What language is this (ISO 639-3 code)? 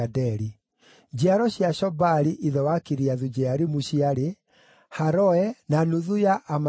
kik